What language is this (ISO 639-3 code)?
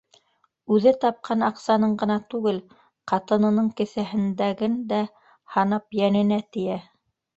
bak